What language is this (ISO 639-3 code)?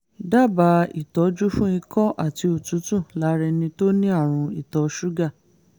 yor